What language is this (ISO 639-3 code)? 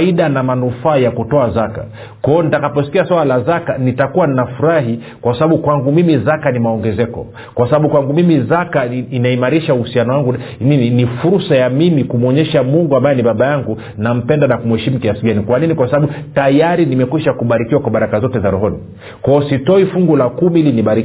swa